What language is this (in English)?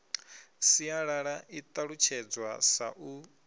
Venda